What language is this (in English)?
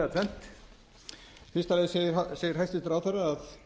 Icelandic